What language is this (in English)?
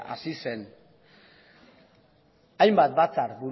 Basque